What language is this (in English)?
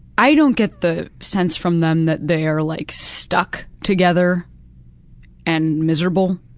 English